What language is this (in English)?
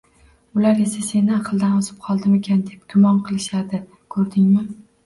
Uzbek